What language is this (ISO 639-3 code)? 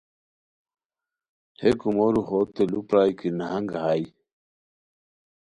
khw